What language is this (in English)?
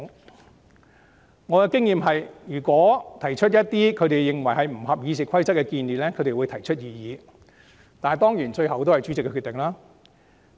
Cantonese